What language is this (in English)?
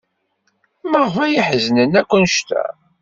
Kabyle